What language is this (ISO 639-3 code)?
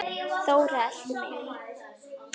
isl